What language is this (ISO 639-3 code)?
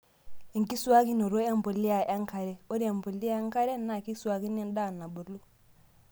mas